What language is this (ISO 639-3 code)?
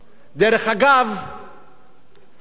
heb